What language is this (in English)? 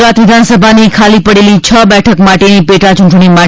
Gujarati